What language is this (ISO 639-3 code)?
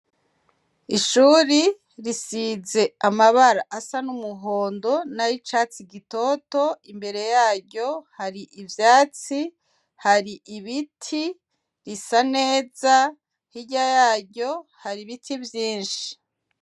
run